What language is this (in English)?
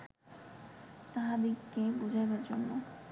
Bangla